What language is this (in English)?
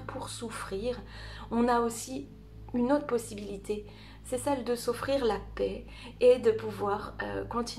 French